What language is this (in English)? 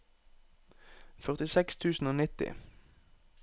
Norwegian